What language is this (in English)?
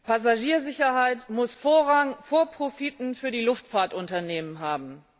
German